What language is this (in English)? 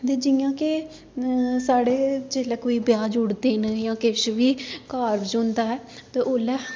Dogri